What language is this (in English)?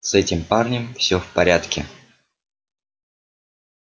Russian